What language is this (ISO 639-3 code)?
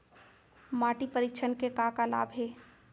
hne